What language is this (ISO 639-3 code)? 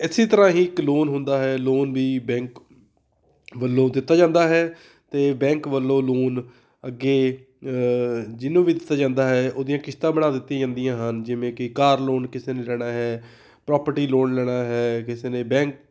pan